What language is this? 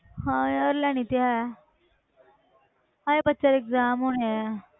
Punjabi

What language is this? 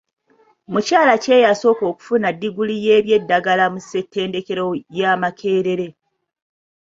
Ganda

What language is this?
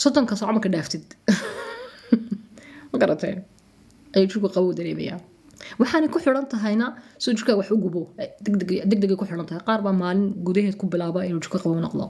Arabic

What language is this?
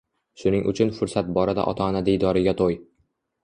Uzbek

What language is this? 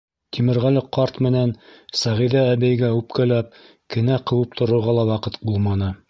Bashkir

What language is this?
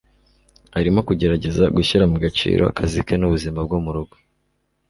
Kinyarwanda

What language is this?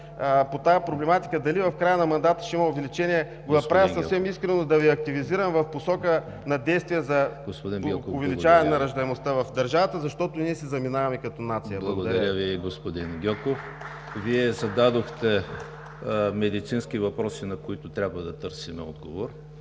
Bulgarian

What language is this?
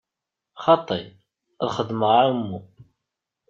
Kabyle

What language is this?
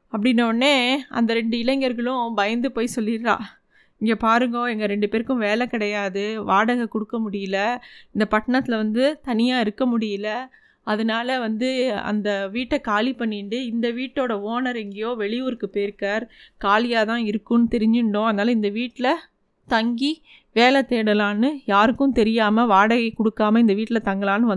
Tamil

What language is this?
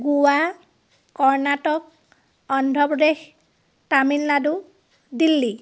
Assamese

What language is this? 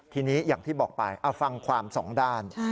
Thai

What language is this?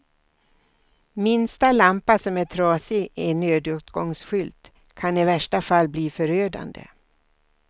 Swedish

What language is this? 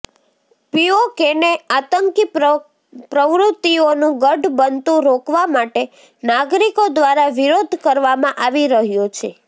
Gujarati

